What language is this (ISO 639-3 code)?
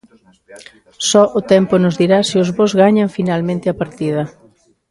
glg